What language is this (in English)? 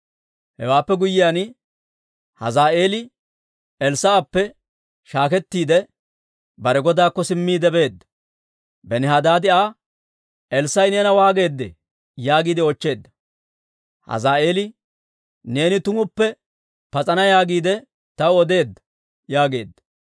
Dawro